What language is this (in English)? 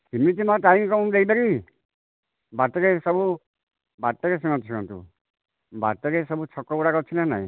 Odia